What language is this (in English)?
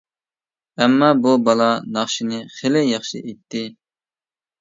Uyghur